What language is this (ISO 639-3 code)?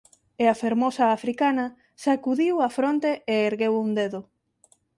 glg